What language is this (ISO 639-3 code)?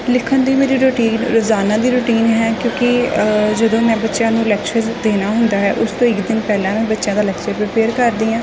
pan